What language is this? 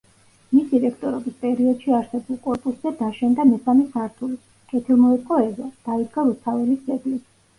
Georgian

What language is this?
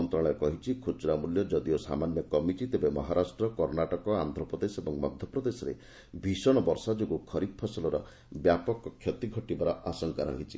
Odia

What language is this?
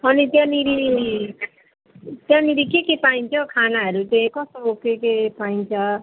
Nepali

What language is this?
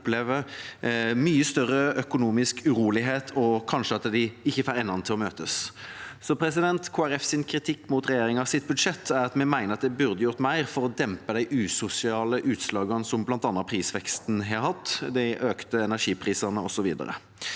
Norwegian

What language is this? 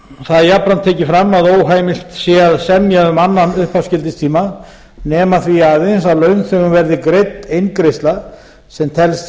Icelandic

